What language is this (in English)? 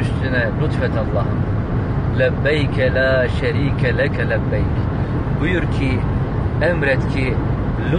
Turkish